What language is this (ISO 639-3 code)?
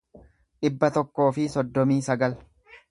orm